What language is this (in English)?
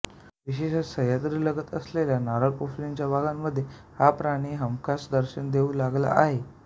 Marathi